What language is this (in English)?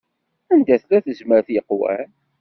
Kabyle